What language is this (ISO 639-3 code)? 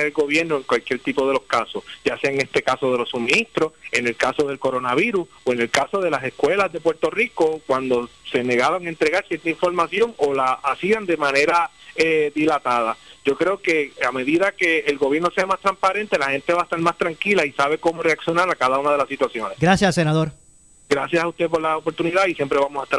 spa